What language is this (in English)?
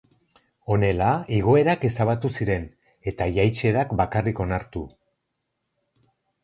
Basque